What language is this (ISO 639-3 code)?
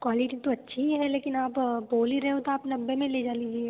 hin